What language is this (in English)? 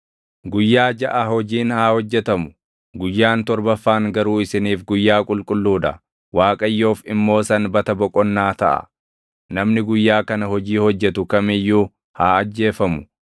Oromo